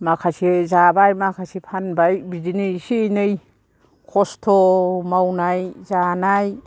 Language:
Bodo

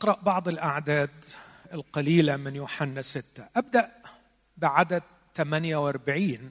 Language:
Arabic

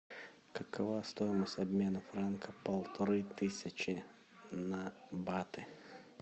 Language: Russian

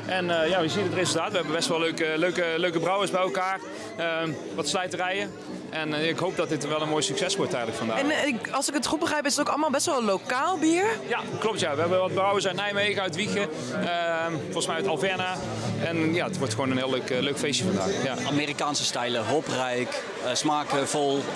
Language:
Dutch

